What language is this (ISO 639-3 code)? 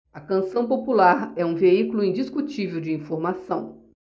por